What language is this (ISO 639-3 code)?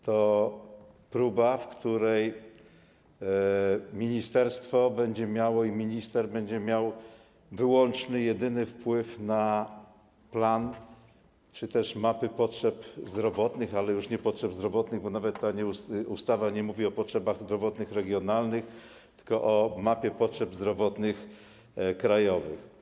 pol